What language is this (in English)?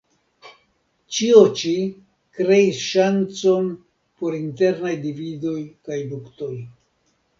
Esperanto